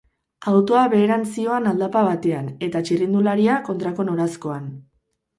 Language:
Basque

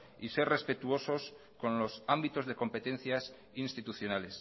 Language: Spanish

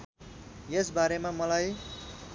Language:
Nepali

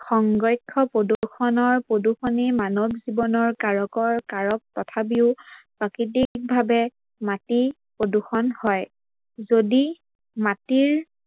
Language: Assamese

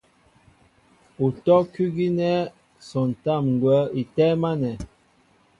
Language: Mbo (Cameroon)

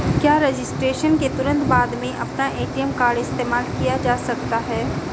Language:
Hindi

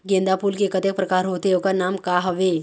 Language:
Chhattisgarhi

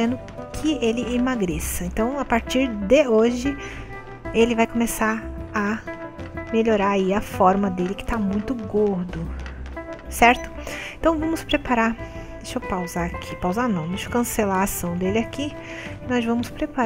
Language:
Portuguese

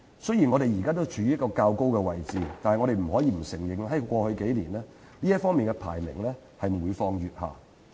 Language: Cantonese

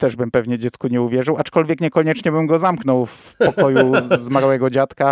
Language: Polish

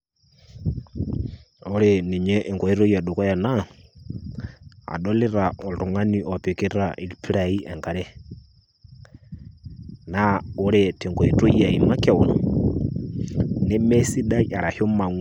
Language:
Masai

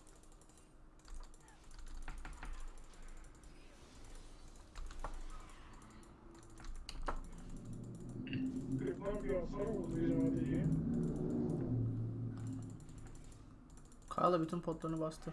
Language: Turkish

